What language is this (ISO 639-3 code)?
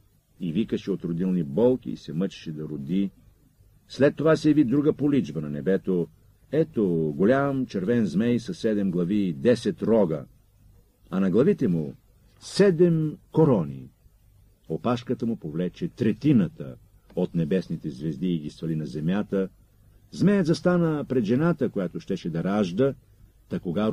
bul